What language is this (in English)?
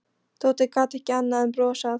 Icelandic